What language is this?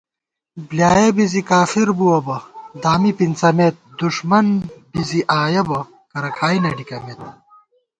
Gawar-Bati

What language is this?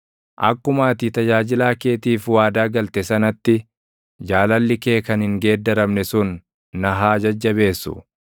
Oromo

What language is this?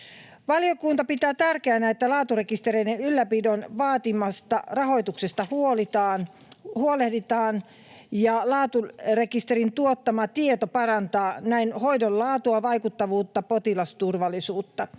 Finnish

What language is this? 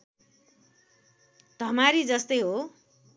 Nepali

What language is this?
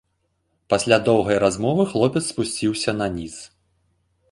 Belarusian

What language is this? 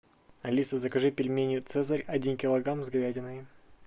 Russian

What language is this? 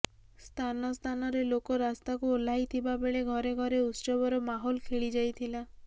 Odia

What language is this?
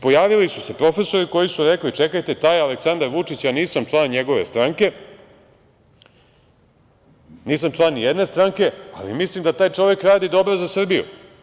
Serbian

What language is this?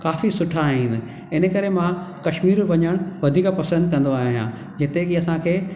Sindhi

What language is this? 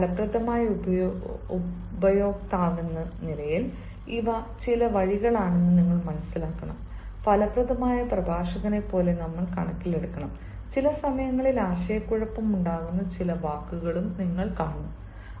Malayalam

